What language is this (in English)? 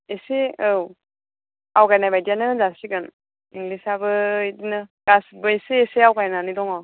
Bodo